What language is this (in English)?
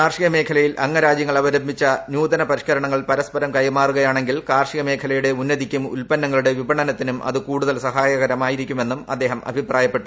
Malayalam